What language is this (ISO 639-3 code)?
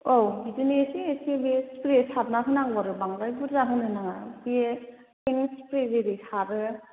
brx